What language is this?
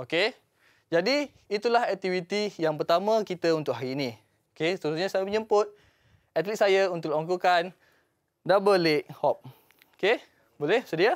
Malay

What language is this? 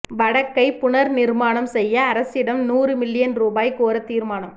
Tamil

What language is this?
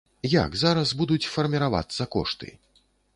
Belarusian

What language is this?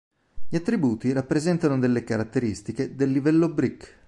Italian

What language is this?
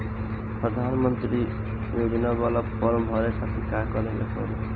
Bhojpuri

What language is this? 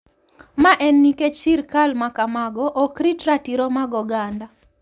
Luo (Kenya and Tanzania)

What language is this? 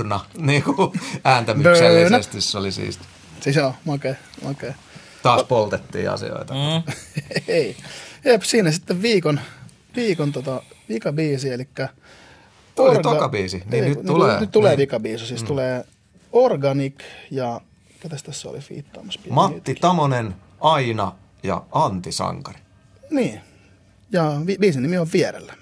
Finnish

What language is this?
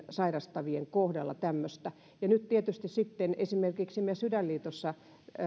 Finnish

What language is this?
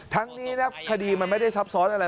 Thai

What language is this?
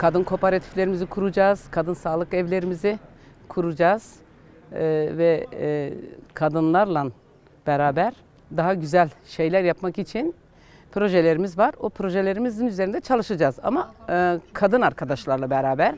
Turkish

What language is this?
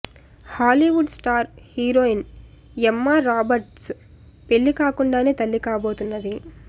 Telugu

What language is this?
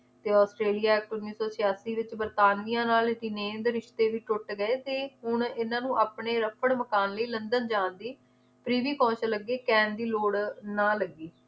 Punjabi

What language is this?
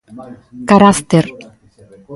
Galician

